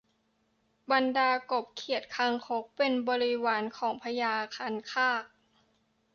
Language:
Thai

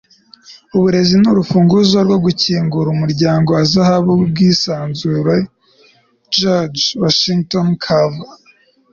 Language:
Kinyarwanda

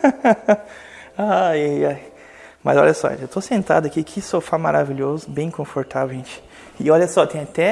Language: Portuguese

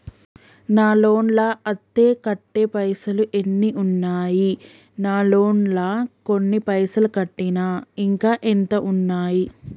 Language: Telugu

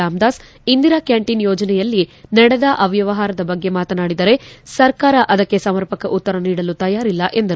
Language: Kannada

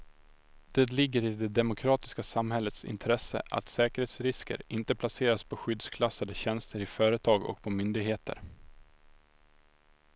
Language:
Swedish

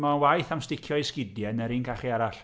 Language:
Welsh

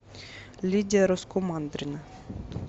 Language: Russian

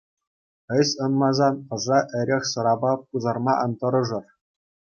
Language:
Chuvash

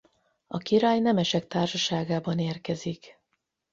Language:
Hungarian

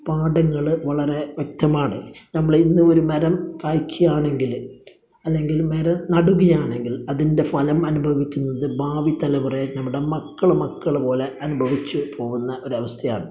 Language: Malayalam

